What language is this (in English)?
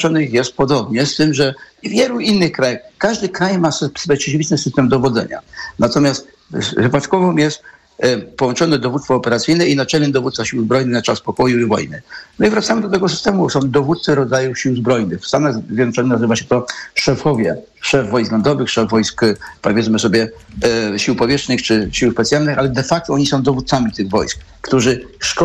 Polish